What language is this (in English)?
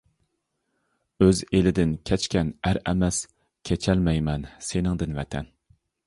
Uyghur